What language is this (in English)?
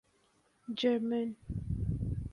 Urdu